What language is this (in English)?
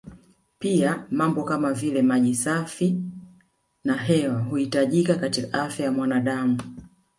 Swahili